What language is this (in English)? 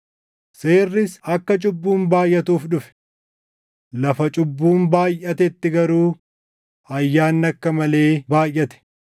Oromo